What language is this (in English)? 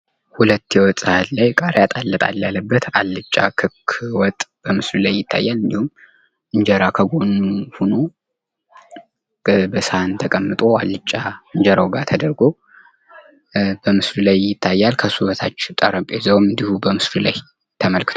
Amharic